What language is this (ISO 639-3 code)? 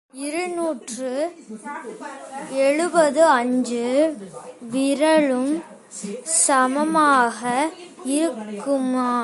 tam